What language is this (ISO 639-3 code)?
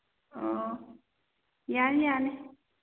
mni